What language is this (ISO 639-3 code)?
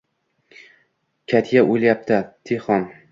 uzb